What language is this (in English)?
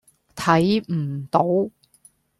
Cantonese